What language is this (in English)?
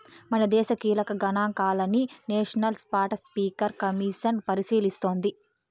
Telugu